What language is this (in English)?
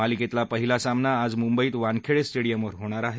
Marathi